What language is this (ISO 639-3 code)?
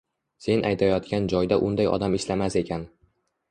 uzb